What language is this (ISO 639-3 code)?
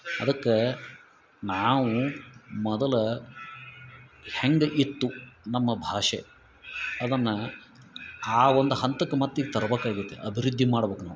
kan